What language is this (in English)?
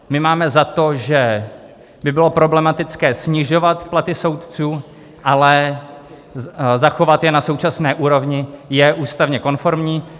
Czech